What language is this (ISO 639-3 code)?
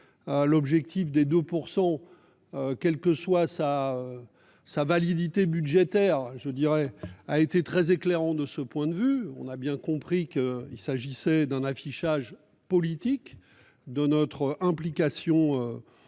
fra